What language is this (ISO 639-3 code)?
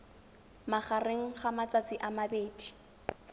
tsn